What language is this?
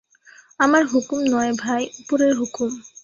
Bangla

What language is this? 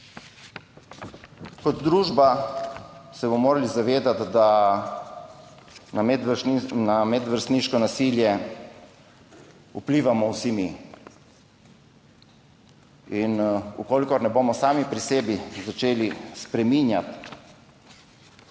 Slovenian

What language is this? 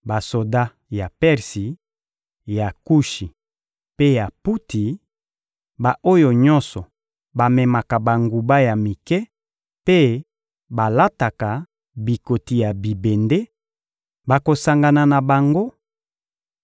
Lingala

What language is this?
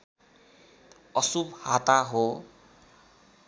Nepali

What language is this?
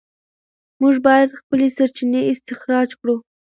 Pashto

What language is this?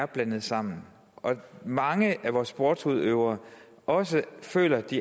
Danish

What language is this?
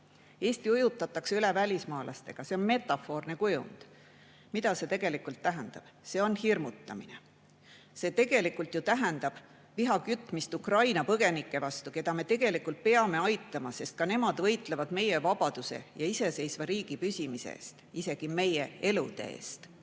Estonian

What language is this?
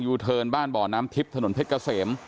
Thai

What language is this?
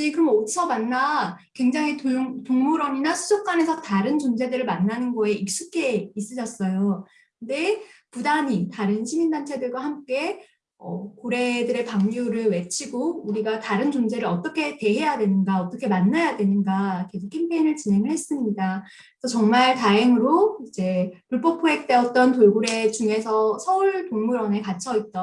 Korean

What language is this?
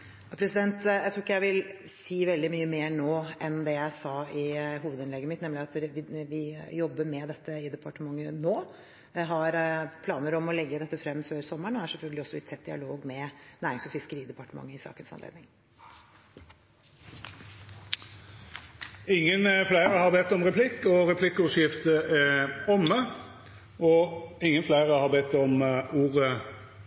Norwegian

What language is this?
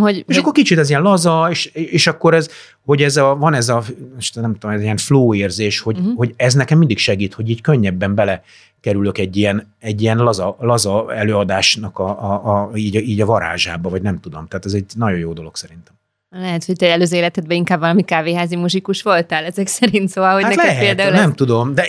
Hungarian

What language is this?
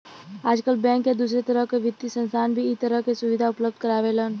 Bhojpuri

